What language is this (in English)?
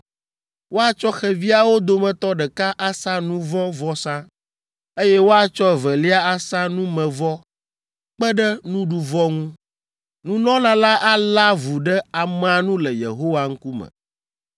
Ewe